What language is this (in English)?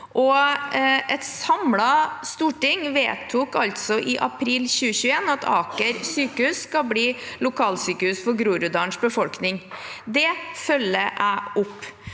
Norwegian